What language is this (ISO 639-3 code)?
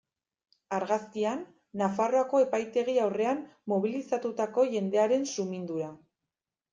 eus